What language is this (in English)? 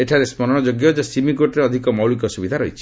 Odia